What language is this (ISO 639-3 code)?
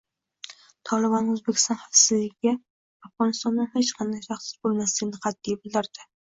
uzb